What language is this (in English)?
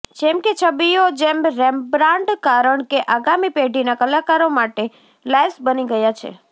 Gujarati